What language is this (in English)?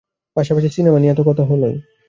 Bangla